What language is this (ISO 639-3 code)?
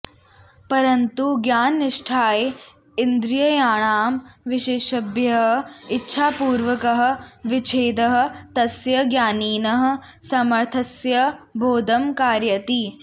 san